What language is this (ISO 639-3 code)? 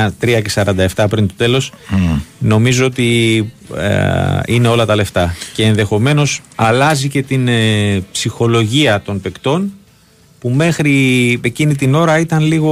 ell